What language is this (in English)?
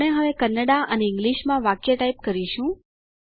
Gujarati